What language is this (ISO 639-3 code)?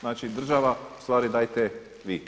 hrv